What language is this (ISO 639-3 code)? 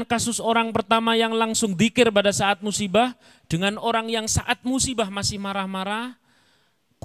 ind